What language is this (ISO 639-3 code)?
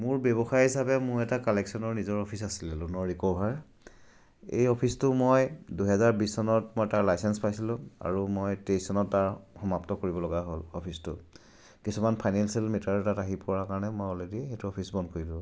asm